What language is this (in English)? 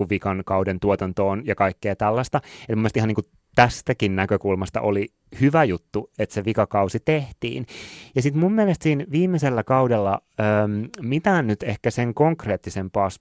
Finnish